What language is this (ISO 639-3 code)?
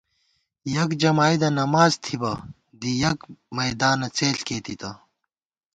gwt